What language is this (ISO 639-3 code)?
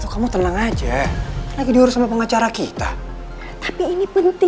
ind